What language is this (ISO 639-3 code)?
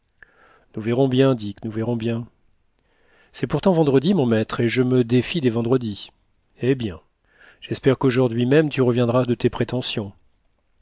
fra